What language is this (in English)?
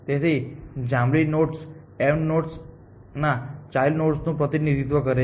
Gujarati